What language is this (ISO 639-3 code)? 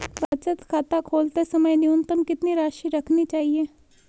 hin